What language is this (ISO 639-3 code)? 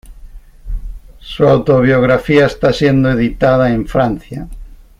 spa